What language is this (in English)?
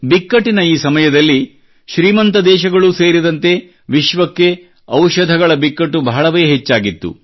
Kannada